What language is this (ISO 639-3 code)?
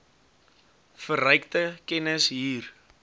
afr